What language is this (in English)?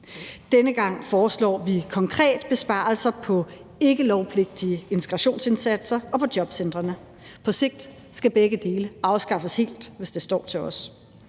Danish